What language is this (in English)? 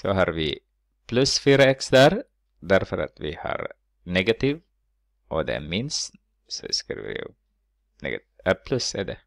Swedish